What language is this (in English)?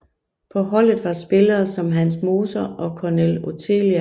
Danish